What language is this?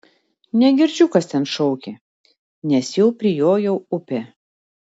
Lithuanian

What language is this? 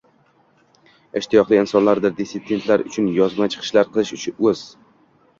Uzbek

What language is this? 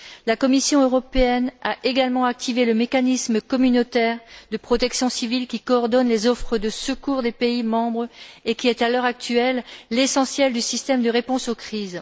French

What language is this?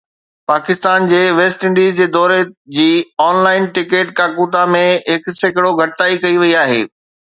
Sindhi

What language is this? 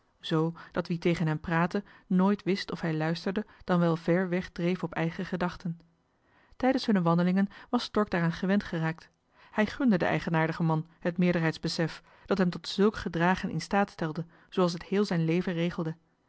Dutch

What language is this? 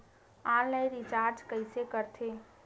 Chhattisgarhi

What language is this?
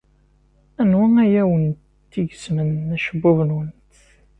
Kabyle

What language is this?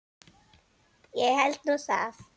Icelandic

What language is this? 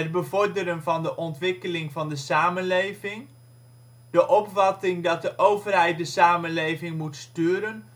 Dutch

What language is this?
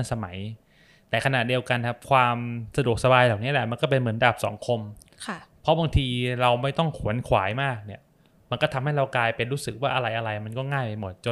Thai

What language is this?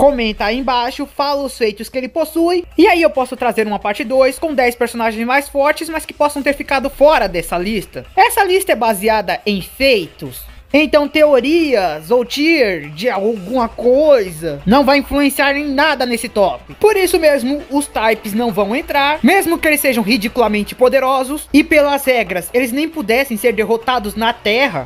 Portuguese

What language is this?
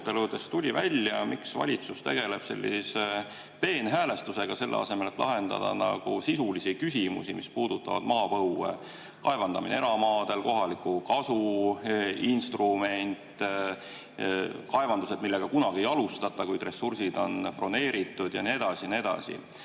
Estonian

